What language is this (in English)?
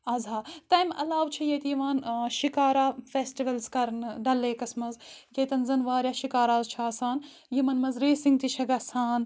Kashmiri